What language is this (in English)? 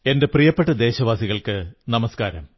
Malayalam